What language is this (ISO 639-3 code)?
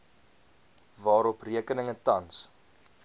afr